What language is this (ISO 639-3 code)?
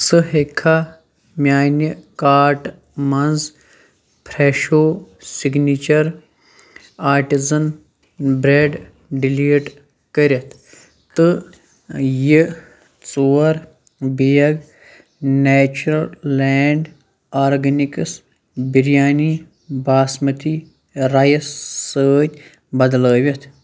kas